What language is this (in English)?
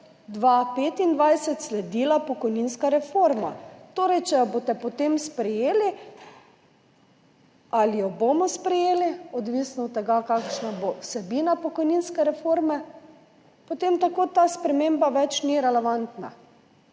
Slovenian